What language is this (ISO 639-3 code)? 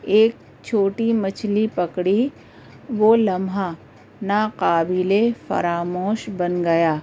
urd